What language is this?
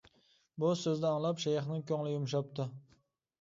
Uyghur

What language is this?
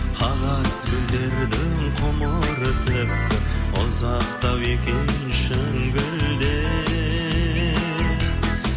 Kazakh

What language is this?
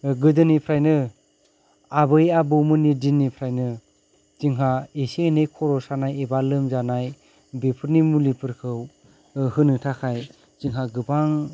Bodo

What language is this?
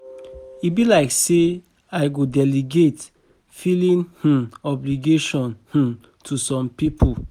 Nigerian Pidgin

